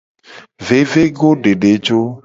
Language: Gen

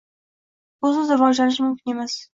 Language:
Uzbek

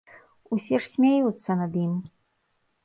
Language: Belarusian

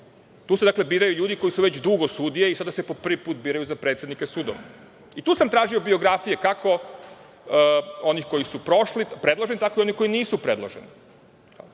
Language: Serbian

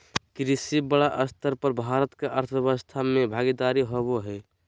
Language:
Magahi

